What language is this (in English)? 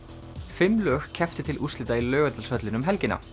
Icelandic